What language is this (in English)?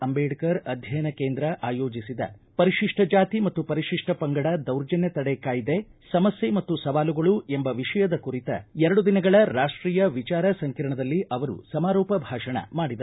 Kannada